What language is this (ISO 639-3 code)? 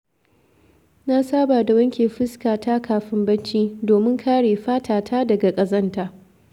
hau